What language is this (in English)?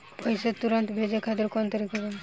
Bhojpuri